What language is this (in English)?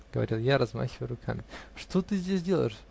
Russian